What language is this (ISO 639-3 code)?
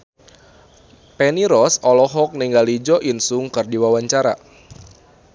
sun